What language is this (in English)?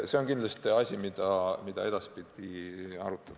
Estonian